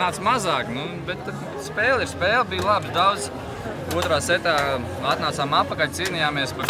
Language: Russian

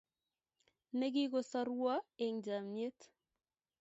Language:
Kalenjin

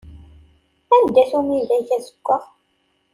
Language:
Kabyle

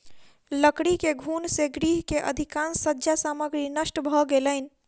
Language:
Maithili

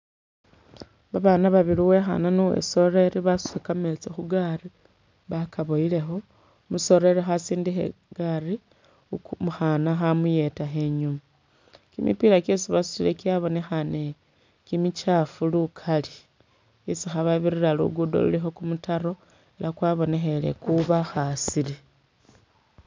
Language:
Masaaba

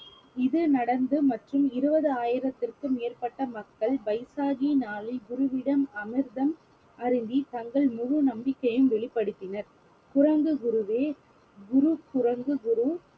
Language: Tamil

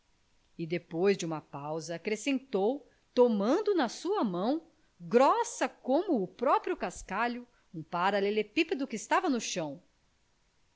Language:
Portuguese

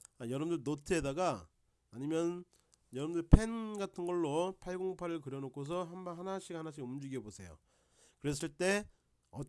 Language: Korean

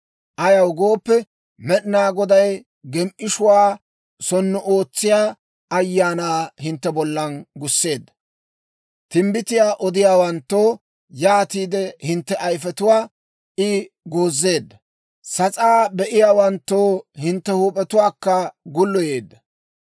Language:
Dawro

